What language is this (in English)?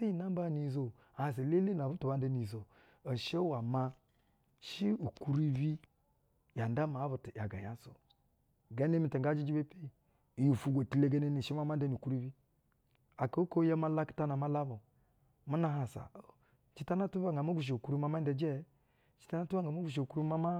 Basa (Nigeria)